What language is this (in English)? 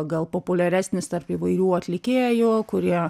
Lithuanian